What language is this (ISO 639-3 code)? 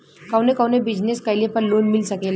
bho